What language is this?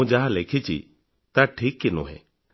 Odia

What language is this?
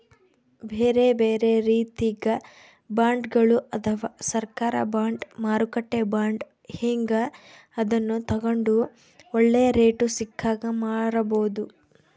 Kannada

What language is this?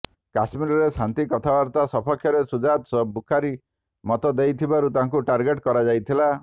Odia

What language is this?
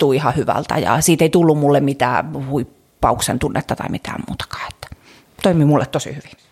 Finnish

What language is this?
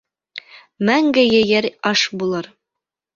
Bashkir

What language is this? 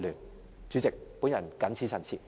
Cantonese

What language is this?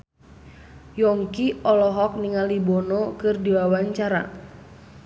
Sundanese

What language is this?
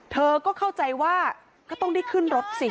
Thai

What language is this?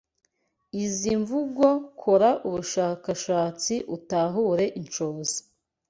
Kinyarwanda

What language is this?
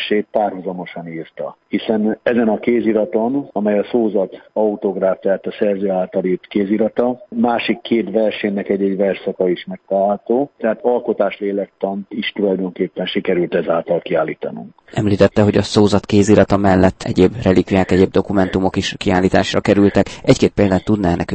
Hungarian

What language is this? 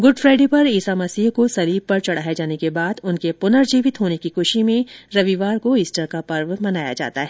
Hindi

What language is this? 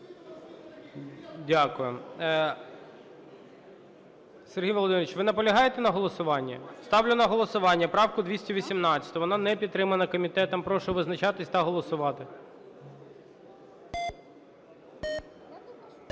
Ukrainian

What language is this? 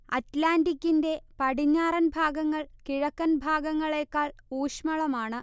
Malayalam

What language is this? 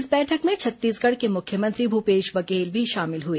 Hindi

